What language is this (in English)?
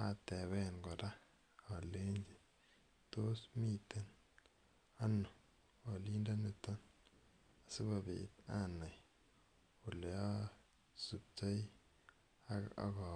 Kalenjin